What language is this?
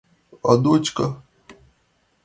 Mari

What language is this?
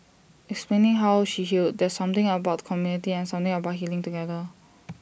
English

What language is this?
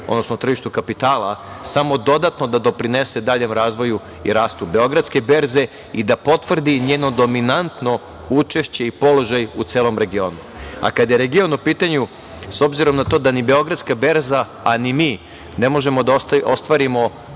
Serbian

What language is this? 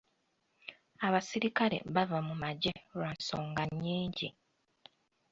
Ganda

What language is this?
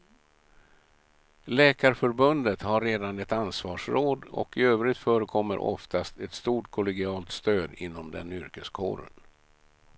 Swedish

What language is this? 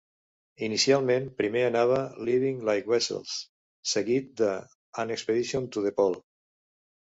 Catalan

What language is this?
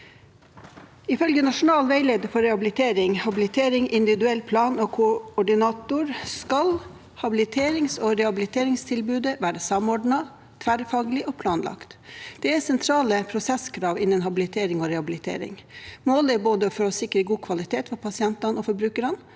Norwegian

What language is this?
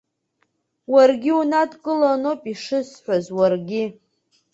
Abkhazian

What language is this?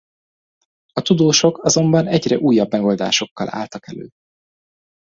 Hungarian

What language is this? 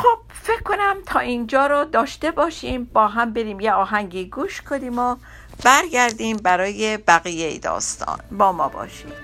Persian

